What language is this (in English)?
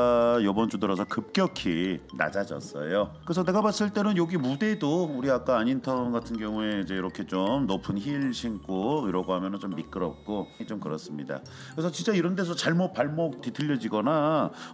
Korean